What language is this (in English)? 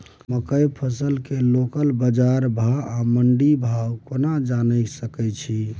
Maithili